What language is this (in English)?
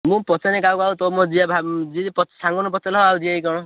Odia